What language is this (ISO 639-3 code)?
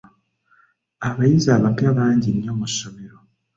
lug